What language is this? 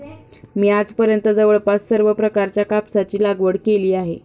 Marathi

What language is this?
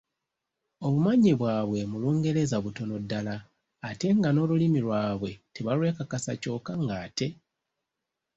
Ganda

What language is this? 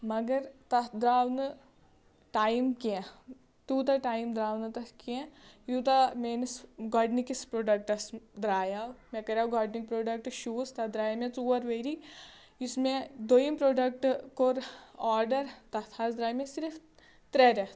Kashmiri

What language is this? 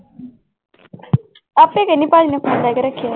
Punjabi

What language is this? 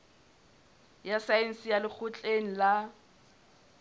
Southern Sotho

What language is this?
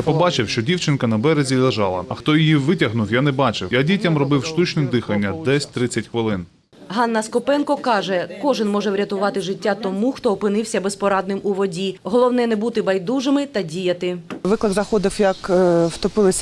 Ukrainian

